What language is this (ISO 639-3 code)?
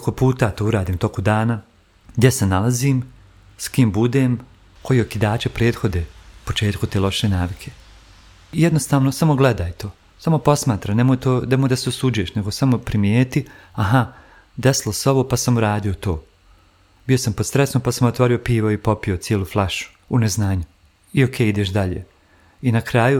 hrv